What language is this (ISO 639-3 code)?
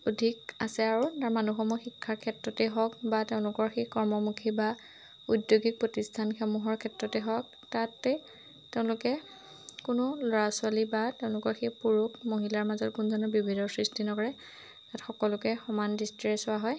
asm